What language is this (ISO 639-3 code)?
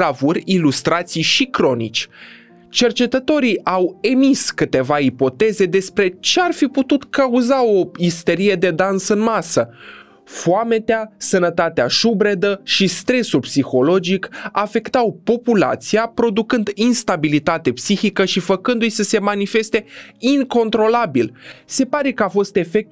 ron